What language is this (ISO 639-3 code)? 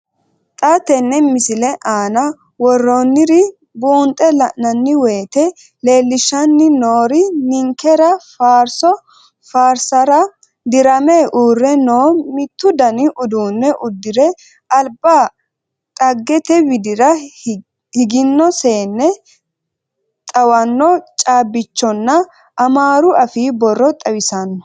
sid